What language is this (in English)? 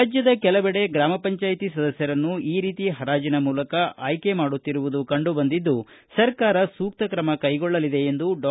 Kannada